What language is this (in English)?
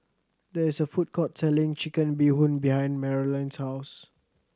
English